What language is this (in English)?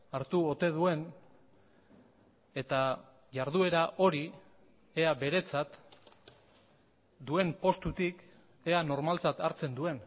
Basque